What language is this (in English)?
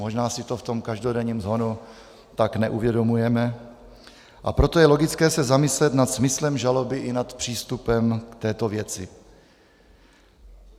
Czech